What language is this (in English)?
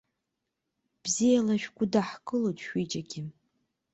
Abkhazian